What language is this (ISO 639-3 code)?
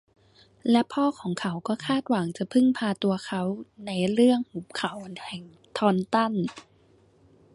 tha